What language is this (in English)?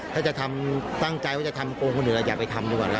Thai